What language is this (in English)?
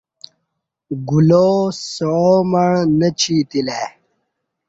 Kati